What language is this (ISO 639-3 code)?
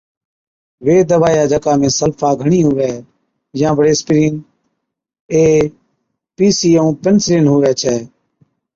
odk